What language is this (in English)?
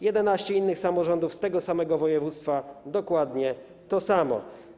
Polish